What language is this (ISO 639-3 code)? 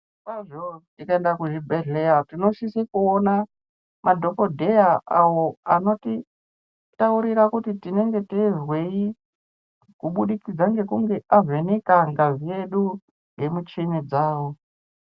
ndc